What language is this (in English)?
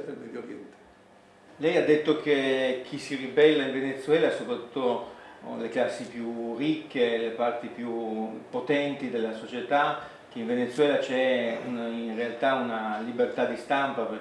Italian